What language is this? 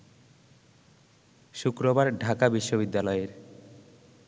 Bangla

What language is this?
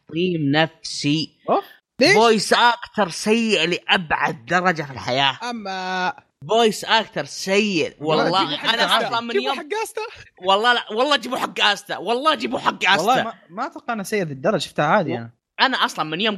Arabic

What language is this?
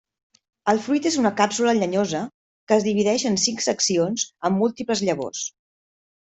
Catalan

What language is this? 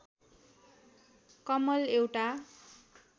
Nepali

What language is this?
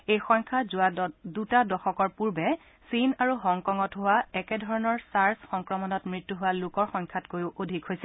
Assamese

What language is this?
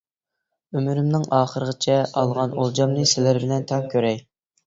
Uyghur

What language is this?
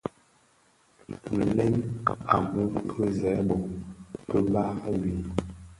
Bafia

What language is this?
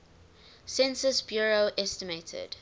English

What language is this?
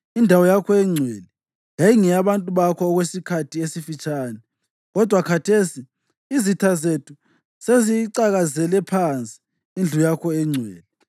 North Ndebele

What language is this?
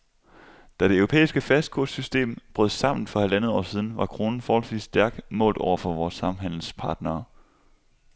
Danish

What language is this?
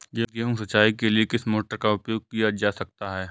Hindi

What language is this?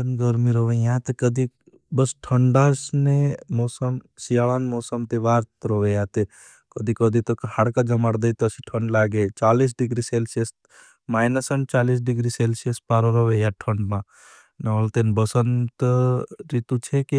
Bhili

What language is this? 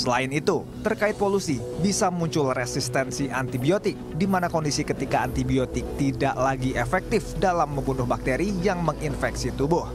Indonesian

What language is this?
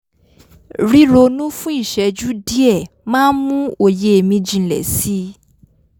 Yoruba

